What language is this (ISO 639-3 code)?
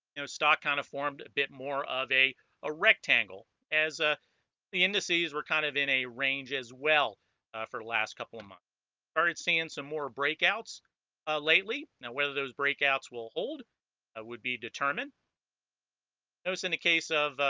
eng